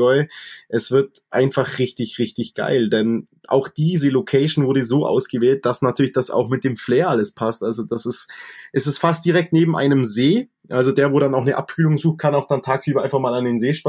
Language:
German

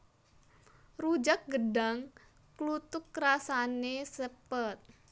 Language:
Javanese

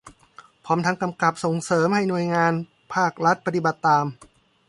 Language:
Thai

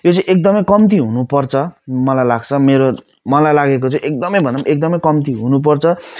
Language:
Nepali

